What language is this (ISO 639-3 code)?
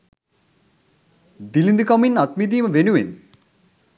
sin